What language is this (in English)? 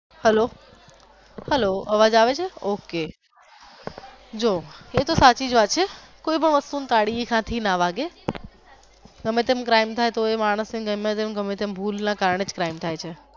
Gujarati